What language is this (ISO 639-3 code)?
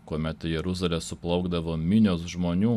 lit